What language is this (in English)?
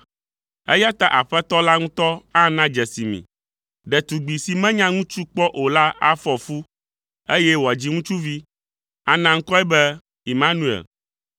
Ewe